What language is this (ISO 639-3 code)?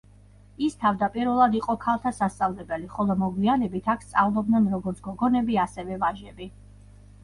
kat